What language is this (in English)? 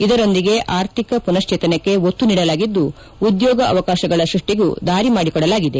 Kannada